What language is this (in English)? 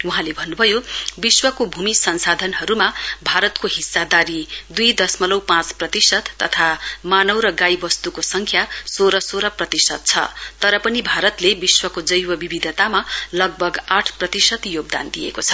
Nepali